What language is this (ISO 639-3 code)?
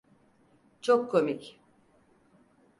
tur